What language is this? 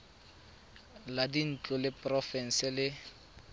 Tswana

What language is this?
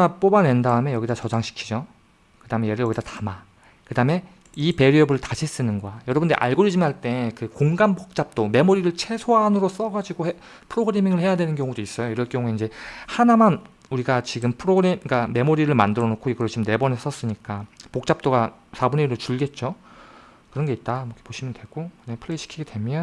Korean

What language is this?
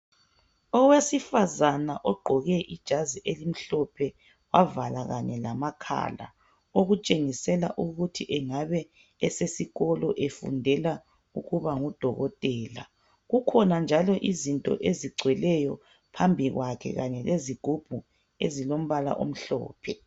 North Ndebele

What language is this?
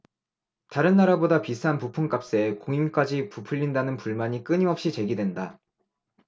Korean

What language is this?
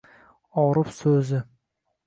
Uzbek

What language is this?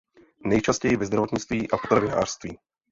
Czech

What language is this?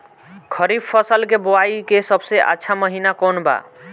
Bhojpuri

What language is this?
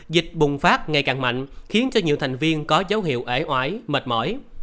Vietnamese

